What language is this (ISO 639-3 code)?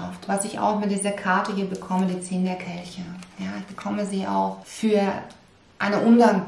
deu